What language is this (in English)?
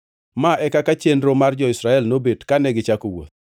Luo (Kenya and Tanzania)